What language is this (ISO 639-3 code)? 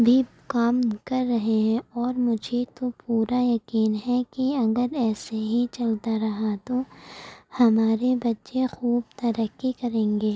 urd